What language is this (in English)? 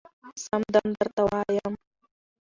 Pashto